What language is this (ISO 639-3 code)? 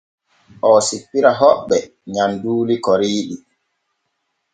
fue